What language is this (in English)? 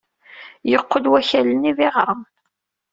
Kabyle